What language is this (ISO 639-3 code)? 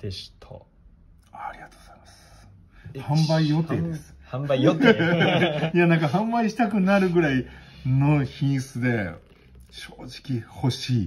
jpn